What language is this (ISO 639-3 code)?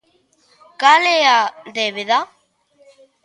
glg